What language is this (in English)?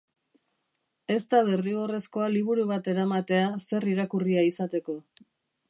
Basque